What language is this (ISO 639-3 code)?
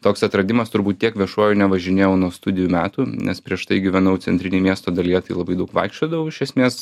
lit